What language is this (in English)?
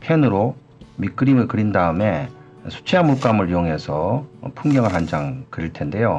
Korean